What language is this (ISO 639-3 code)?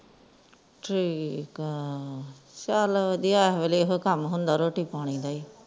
pan